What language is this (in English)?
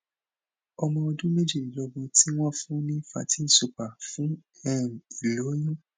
Yoruba